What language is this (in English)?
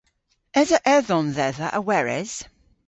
Cornish